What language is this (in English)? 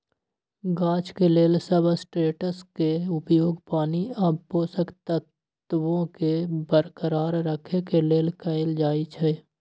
Magahi